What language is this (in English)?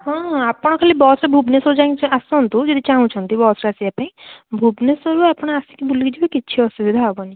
Odia